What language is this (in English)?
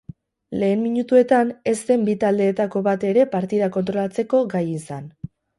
Basque